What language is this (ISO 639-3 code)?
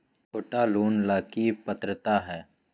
mag